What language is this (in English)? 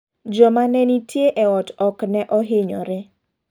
Luo (Kenya and Tanzania)